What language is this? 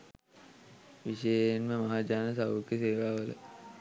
Sinhala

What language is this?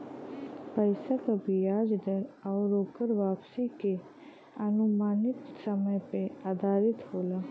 Bhojpuri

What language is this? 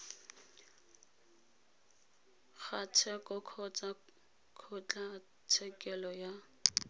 Tswana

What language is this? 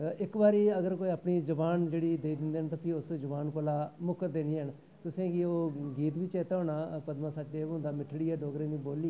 Dogri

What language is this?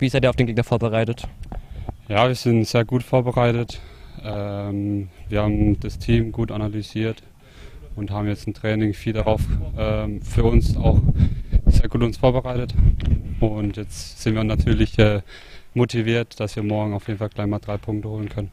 German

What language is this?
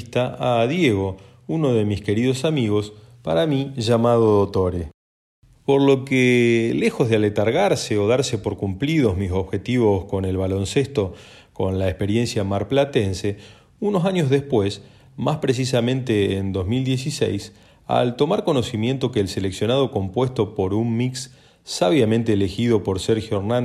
Spanish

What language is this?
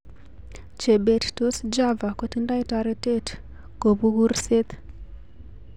Kalenjin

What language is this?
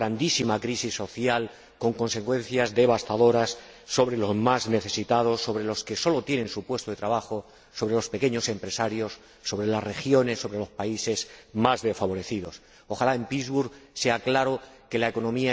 Spanish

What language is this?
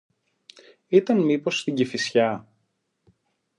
Greek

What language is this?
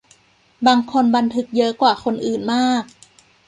Thai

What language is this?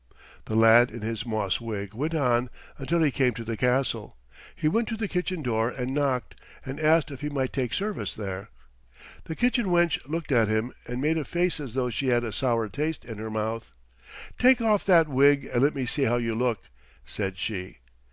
English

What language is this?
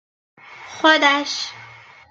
Persian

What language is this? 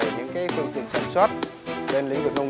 Vietnamese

